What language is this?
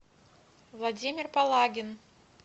Russian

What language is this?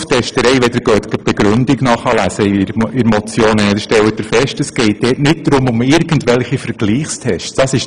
Swiss German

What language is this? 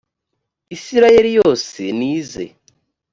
Kinyarwanda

